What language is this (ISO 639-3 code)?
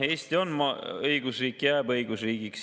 est